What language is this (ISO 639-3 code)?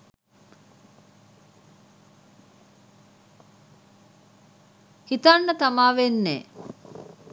sin